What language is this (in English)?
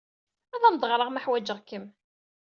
Kabyle